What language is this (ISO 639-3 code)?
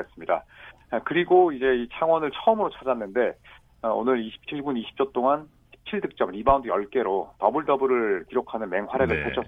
kor